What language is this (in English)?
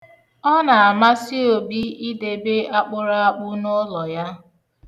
Igbo